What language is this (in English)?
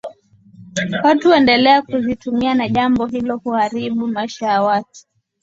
Swahili